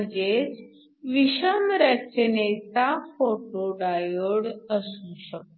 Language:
Marathi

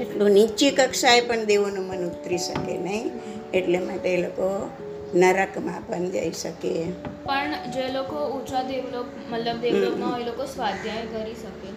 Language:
Gujarati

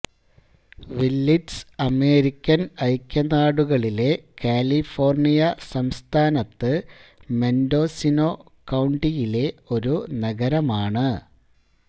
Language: Malayalam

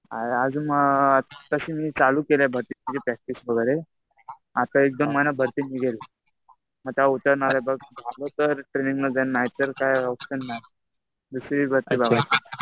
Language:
Marathi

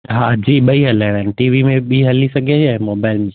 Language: Sindhi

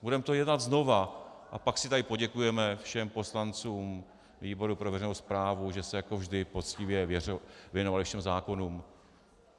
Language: Czech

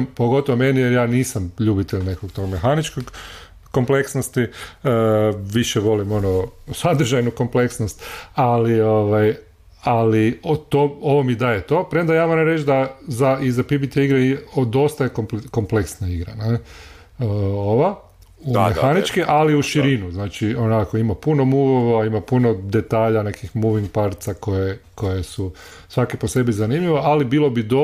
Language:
Croatian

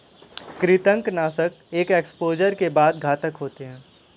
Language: Hindi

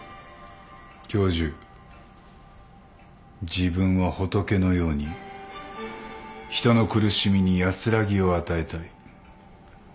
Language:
Japanese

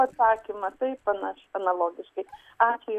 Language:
Lithuanian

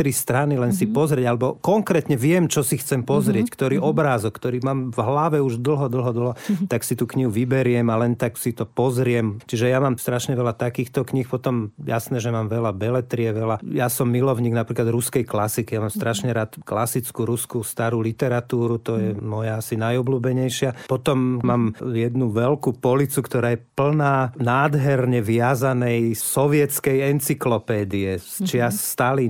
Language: Slovak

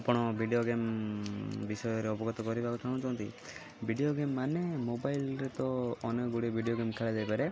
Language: Odia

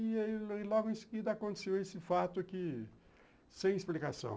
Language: Portuguese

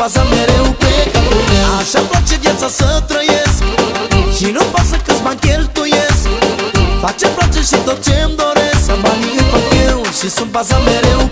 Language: Romanian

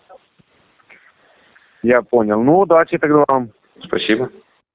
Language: Russian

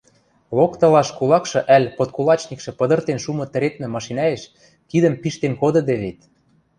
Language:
Western Mari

